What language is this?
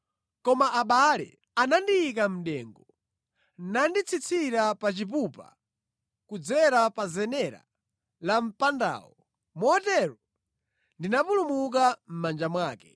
Nyanja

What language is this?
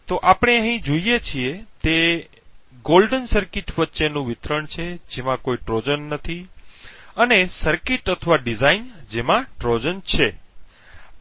Gujarati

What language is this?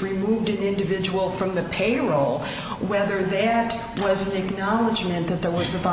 English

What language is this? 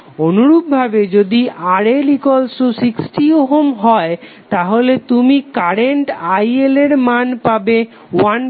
Bangla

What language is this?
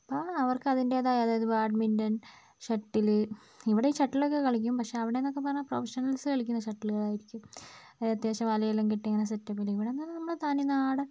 Malayalam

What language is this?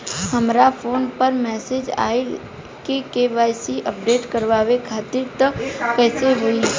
Bhojpuri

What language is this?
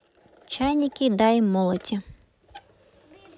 Russian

